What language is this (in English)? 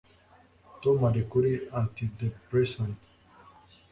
Kinyarwanda